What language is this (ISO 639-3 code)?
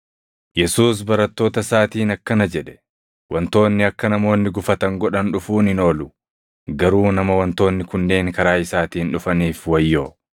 orm